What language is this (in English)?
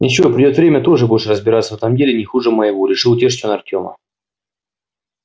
Russian